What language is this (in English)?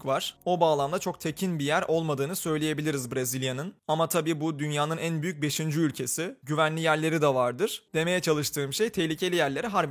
Turkish